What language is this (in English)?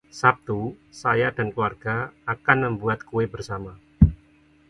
Indonesian